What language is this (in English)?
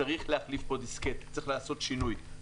Hebrew